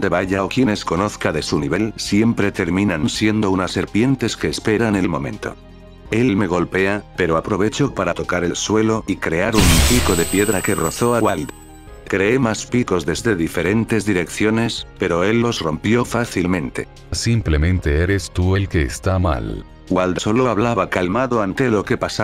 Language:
Spanish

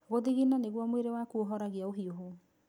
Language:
Kikuyu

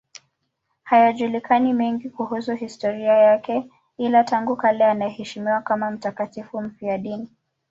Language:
Swahili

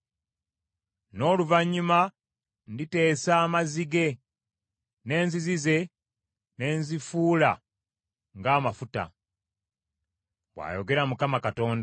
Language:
Ganda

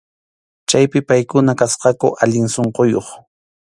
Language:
Arequipa-La Unión Quechua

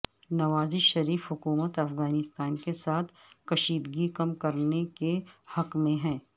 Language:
Urdu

